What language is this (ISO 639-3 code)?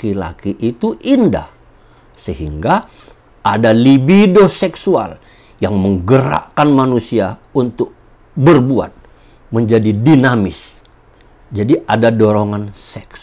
ind